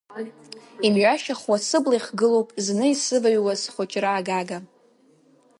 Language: Abkhazian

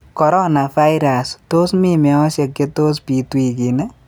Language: Kalenjin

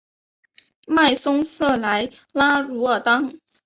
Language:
Chinese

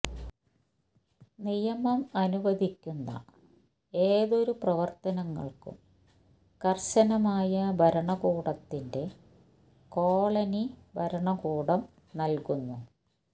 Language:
Malayalam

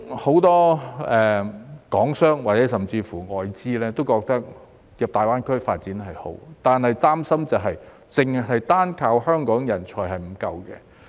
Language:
Cantonese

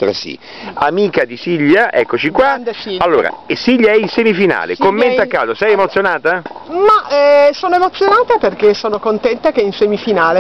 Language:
Italian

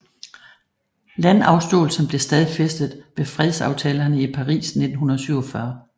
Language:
Danish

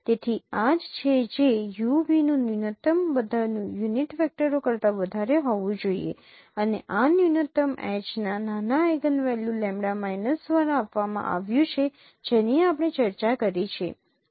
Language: Gujarati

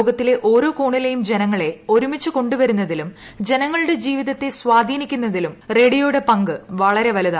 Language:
Malayalam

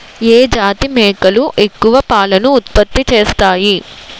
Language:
Telugu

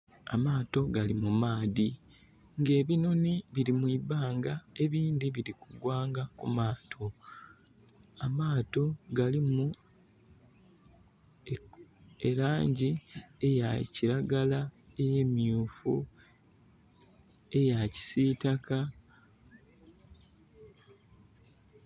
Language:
Soga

